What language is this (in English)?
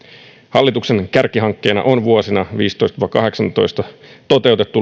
Finnish